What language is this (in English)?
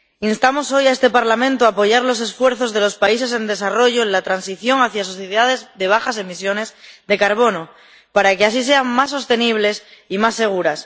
Spanish